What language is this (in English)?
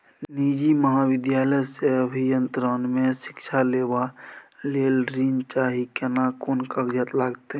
Maithili